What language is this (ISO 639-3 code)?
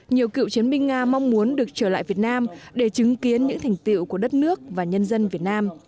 vie